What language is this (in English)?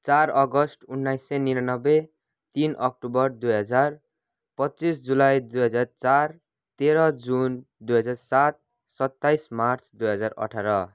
Nepali